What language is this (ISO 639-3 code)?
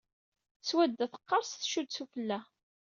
kab